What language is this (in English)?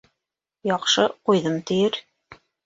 Bashkir